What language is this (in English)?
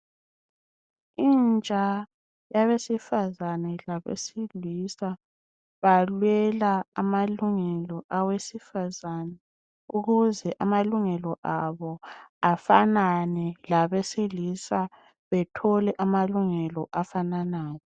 North Ndebele